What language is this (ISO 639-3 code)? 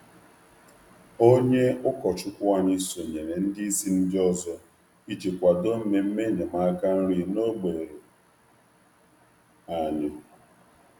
ibo